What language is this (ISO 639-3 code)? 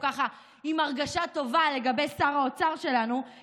heb